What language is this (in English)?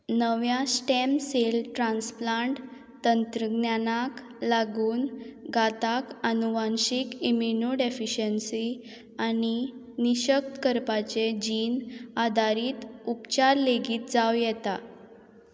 Konkani